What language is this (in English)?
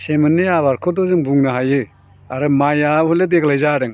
Bodo